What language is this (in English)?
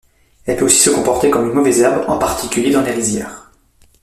French